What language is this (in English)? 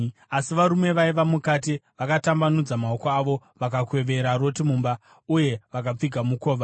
Shona